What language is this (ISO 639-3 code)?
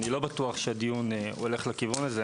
heb